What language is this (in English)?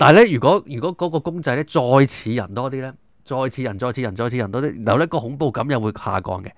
Chinese